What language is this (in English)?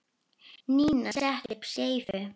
Icelandic